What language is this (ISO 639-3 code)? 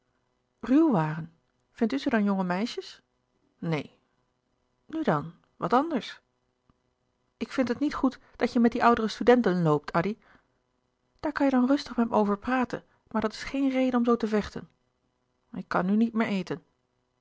nld